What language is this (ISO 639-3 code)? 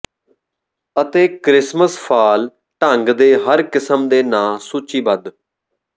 pan